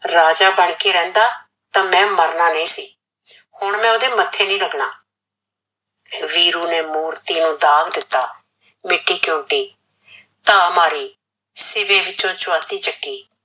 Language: Punjabi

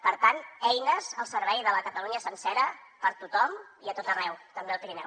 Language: Catalan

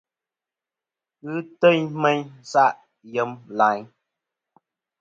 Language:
Kom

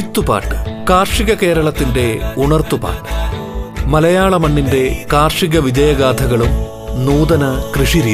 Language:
Malayalam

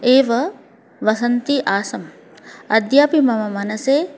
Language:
Sanskrit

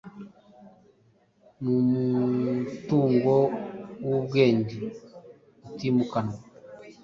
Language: Kinyarwanda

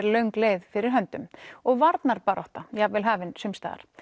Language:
Icelandic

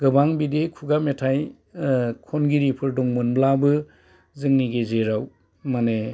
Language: Bodo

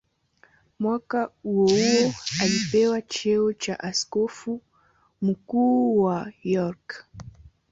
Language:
Swahili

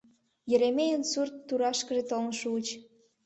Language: Mari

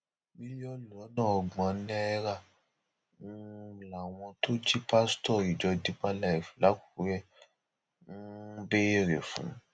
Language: Yoruba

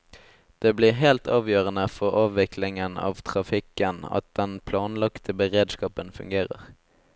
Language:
Norwegian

